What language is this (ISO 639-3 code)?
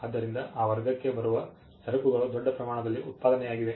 kan